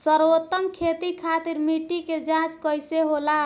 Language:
Bhojpuri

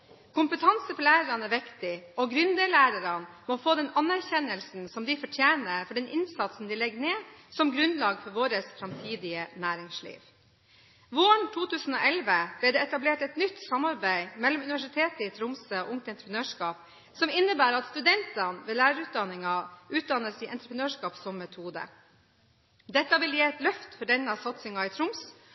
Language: Norwegian Bokmål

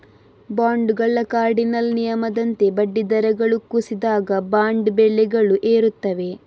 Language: Kannada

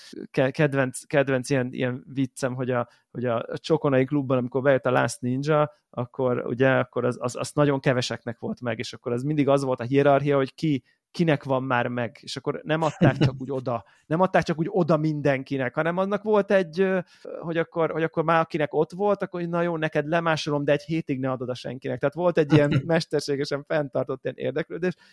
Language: Hungarian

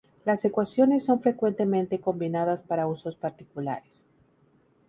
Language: Spanish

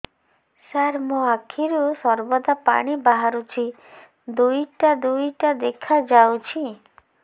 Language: Odia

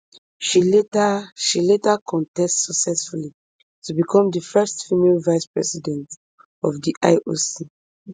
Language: Nigerian Pidgin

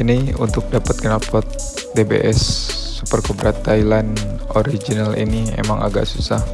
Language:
Indonesian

